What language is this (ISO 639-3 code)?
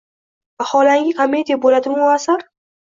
uzb